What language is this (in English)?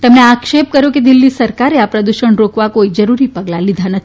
Gujarati